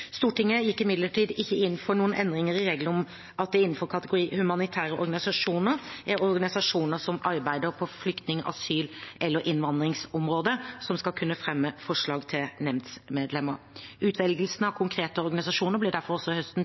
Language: Norwegian Bokmål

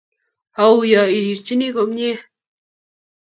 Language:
Kalenjin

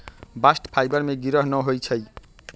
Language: Magahi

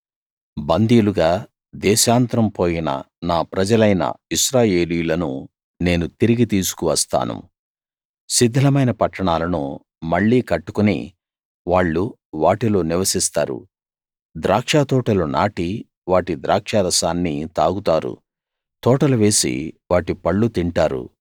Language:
Telugu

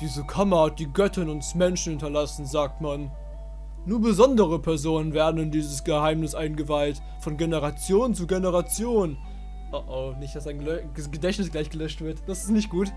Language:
German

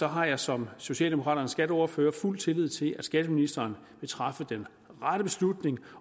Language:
Danish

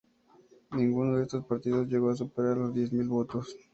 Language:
Spanish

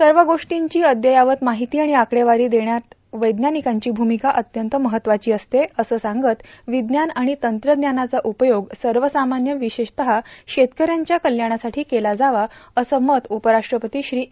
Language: Marathi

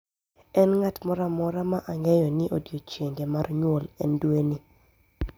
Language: Luo (Kenya and Tanzania)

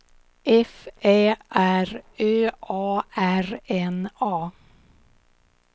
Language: Swedish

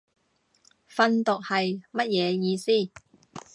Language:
Cantonese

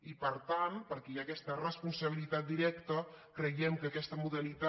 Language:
Catalan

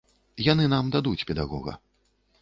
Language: Belarusian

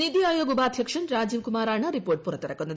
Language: Malayalam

